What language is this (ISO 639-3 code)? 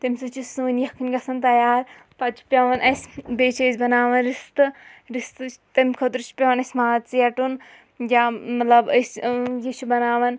kas